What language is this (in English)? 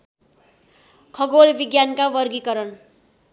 Nepali